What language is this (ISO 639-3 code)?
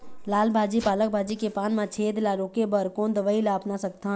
hne